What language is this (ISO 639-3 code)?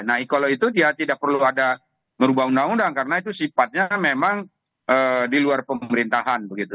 ind